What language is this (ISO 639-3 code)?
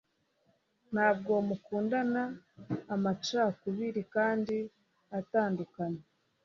kin